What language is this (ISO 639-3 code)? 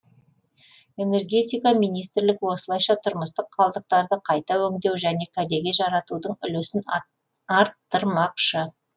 kaz